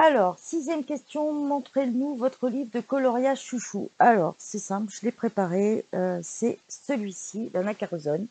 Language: French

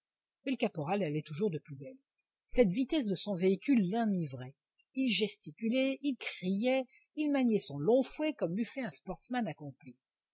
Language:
French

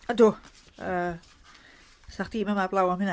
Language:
Welsh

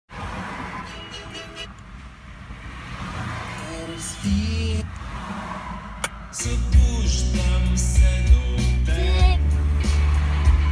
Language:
Bulgarian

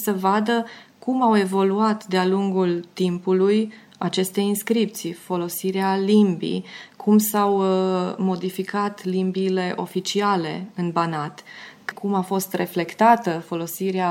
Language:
Romanian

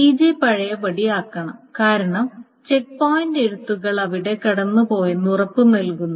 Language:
Malayalam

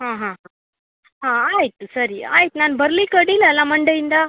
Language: Kannada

